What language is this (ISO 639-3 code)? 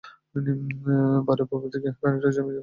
ben